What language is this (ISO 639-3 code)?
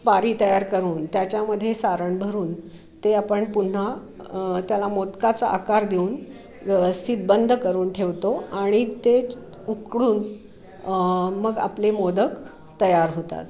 mar